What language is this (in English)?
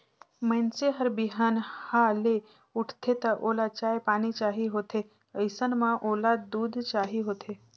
Chhattisgarhi